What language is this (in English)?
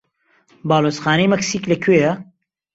Central Kurdish